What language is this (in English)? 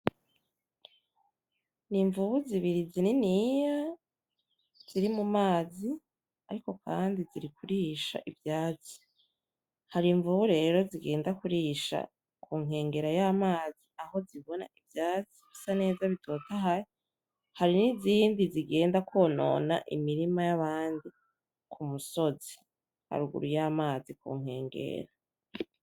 Rundi